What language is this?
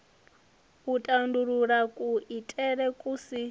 Venda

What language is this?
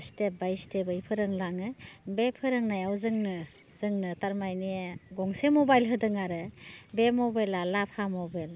Bodo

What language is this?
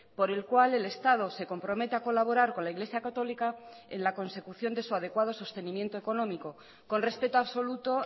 Spanish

